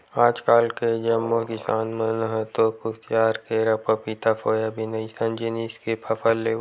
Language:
Chhattisgarhi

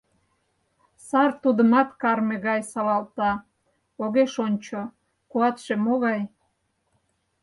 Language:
Mari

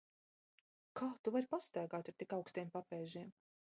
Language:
Latvian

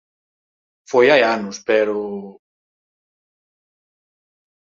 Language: Galician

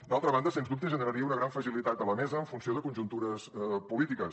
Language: Catalan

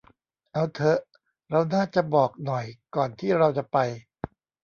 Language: Thai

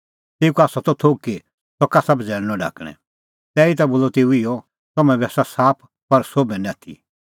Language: Kullu Pahari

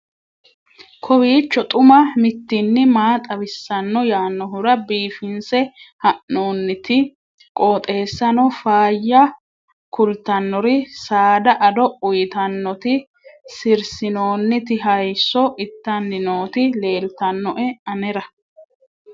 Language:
Sidamo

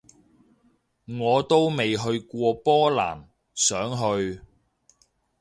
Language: Cantonese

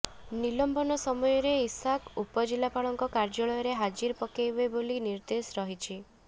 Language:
Odia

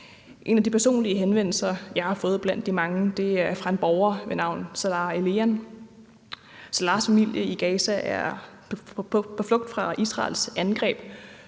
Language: Danish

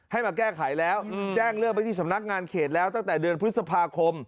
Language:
Thai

